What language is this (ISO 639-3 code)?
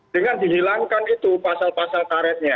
ind